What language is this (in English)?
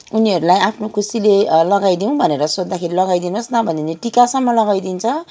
Nepali